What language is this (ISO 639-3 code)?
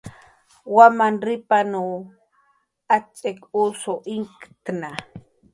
jqr